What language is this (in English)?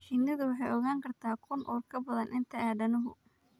Somali